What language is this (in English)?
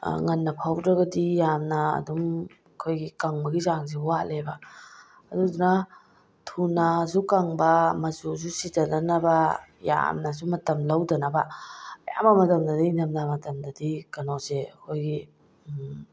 Manipuri